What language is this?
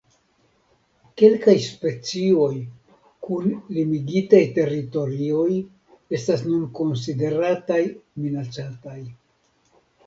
Esperanto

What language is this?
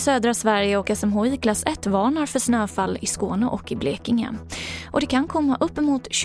Swedish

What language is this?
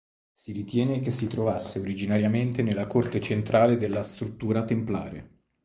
Italian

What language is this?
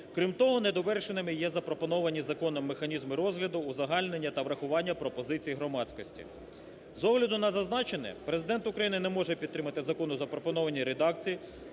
Ukrainian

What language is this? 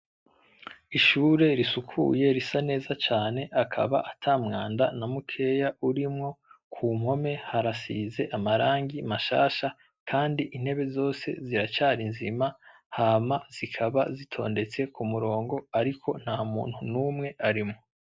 Rundi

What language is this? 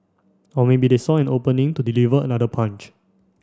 English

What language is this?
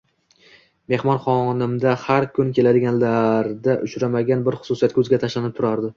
Uzbek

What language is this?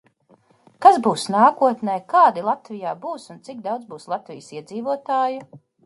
Latvian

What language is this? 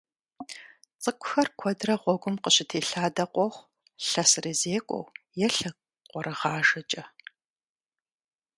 Kabardian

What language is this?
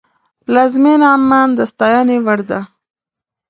Pashto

